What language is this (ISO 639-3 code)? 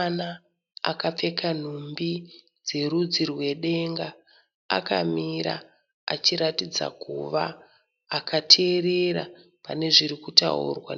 sna